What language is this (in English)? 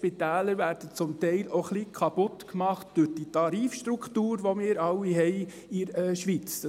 Swiss German